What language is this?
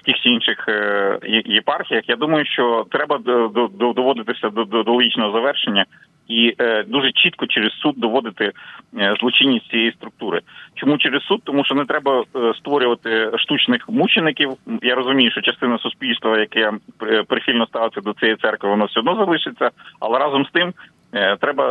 Ukrainian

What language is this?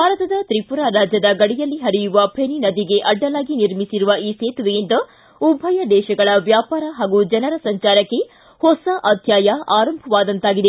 Kannada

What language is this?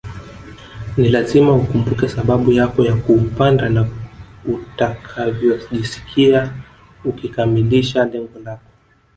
Swahili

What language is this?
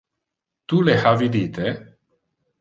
Interlingua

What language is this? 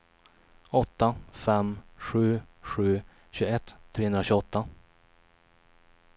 Swedish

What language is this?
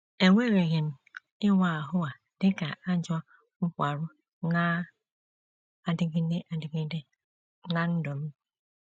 Igbo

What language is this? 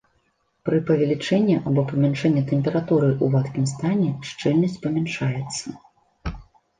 Belarusian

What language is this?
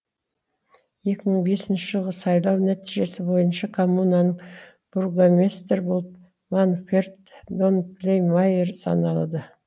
Kazakh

